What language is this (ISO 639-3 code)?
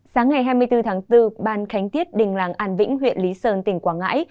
vie